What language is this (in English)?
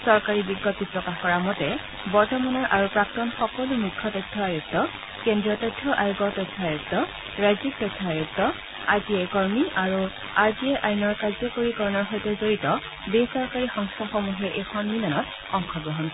Assamese